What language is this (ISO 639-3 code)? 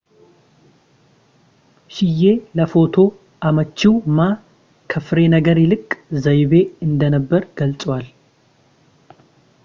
amh